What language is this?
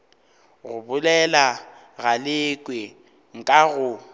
Northern Sotho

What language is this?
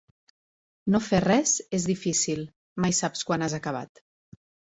Catalan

